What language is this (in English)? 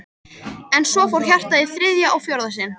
Icelandic